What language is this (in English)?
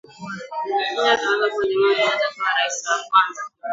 Swahili